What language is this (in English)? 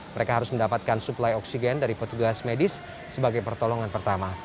Indonesian